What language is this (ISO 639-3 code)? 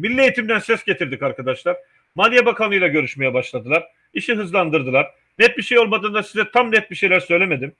tur